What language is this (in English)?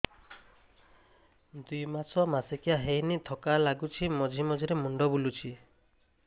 Odia